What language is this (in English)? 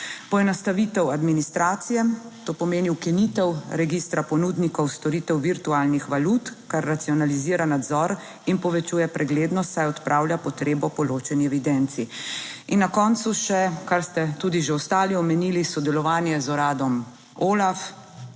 Slovenian